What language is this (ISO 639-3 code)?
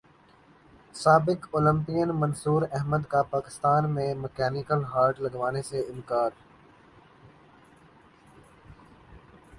urd